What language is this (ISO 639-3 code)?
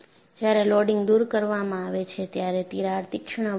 guj